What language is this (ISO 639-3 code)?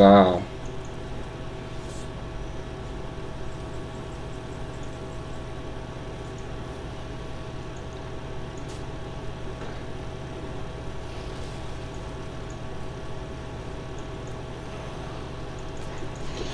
rus